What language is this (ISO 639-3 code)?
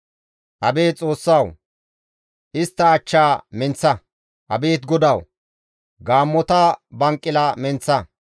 gmv